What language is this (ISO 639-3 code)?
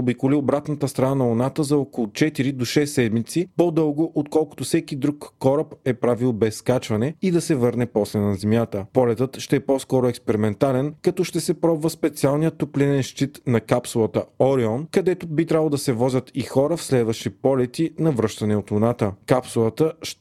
bul